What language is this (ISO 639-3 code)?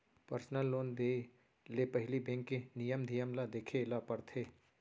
hne